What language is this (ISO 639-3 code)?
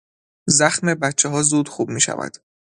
fas